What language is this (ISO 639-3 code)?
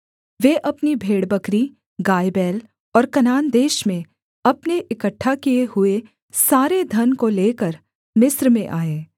hin